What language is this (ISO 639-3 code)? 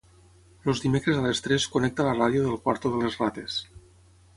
cat